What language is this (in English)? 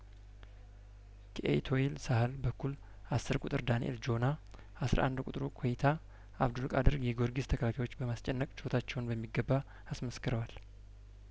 Amharic